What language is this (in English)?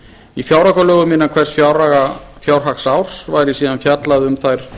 Icelandic